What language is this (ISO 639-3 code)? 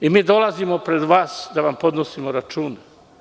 srp